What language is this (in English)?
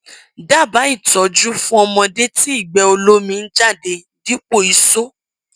Yoruba